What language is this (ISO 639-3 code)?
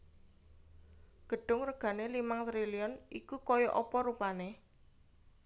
jav